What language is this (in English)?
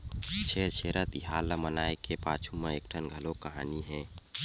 Chhattisgarhi